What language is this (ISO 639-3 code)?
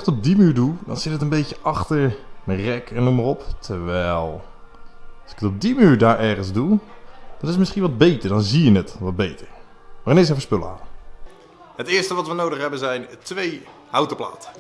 nld